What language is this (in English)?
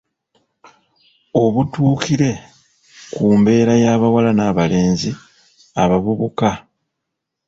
Ganda